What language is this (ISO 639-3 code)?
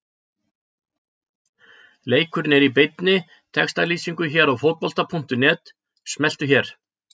isl